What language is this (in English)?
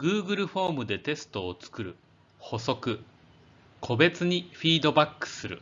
Japanese